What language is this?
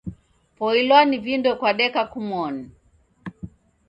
Taita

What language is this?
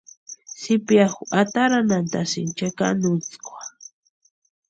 Western Highland Purepecha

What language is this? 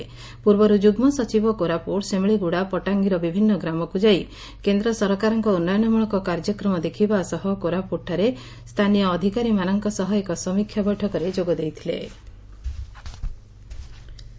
Odia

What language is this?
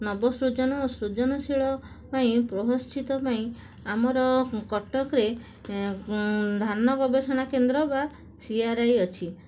Odia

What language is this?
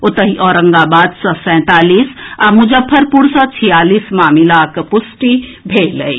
Maithili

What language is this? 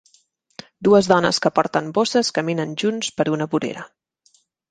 Catalan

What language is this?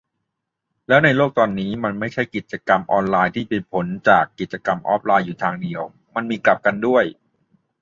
Thai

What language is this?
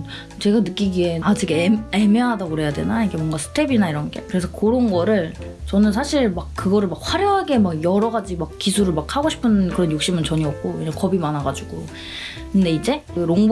Korean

